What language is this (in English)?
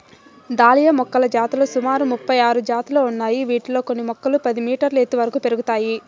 Telugu